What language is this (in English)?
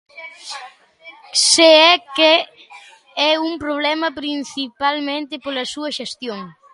Galician